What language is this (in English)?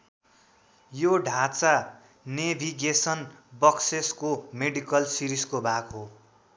Nepali